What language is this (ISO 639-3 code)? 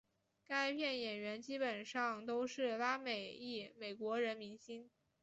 zho